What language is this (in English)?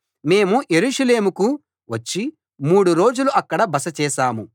Telugu